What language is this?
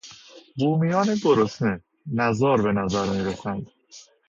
Persian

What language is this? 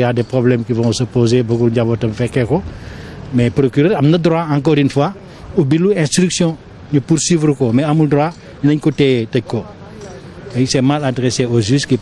French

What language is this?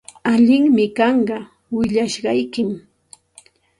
Santa Ana de Tusi Pasco Quechua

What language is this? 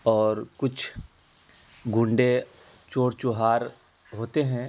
Urdu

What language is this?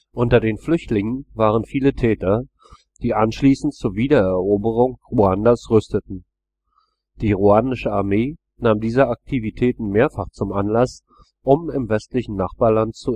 German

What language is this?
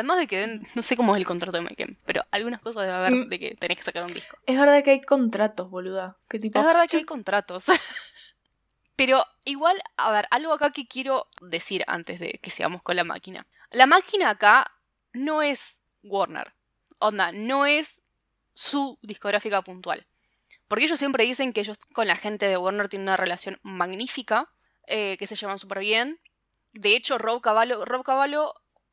Spanish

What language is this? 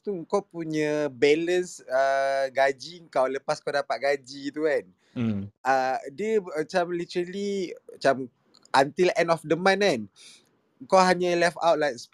Malay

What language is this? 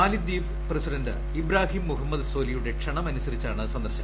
Malayalam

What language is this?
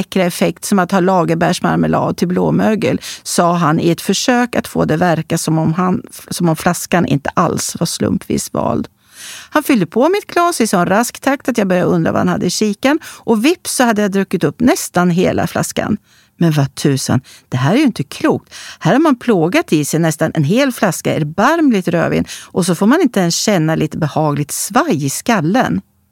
Swedish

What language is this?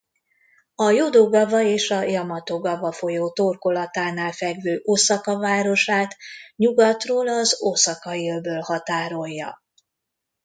Hungarian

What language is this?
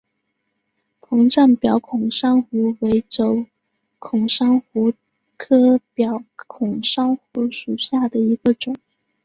Chinese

